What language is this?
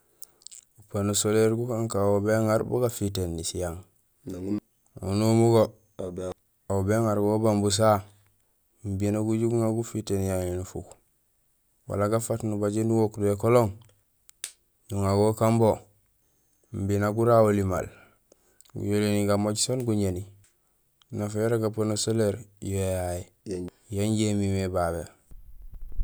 Gusilay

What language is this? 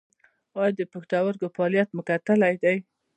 Pashto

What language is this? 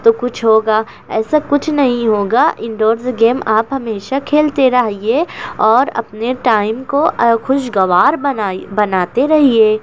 Urdu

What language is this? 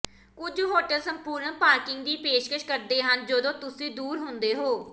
Punjabi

